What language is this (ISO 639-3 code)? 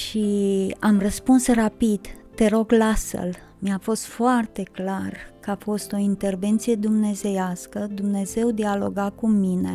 ron